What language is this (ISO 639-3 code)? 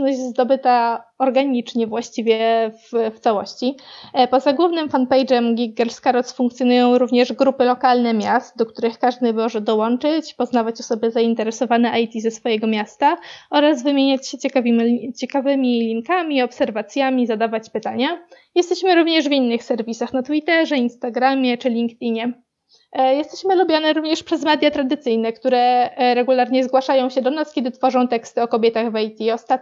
pol